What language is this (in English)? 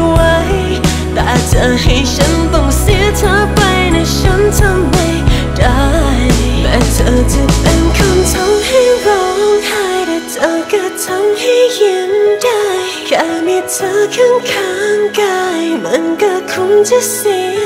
Thai